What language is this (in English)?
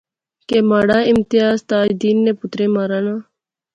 Pahari-Potwari